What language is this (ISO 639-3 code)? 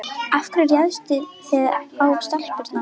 isl